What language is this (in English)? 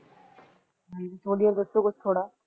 Punjabi